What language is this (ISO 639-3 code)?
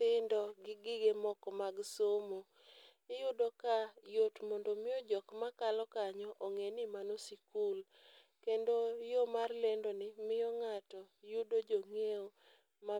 luo